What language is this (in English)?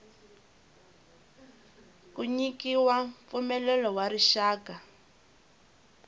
Tsonga